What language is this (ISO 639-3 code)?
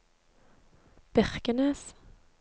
nor